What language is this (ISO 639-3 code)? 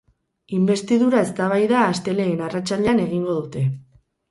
eus